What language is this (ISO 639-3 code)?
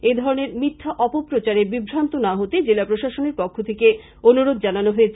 ben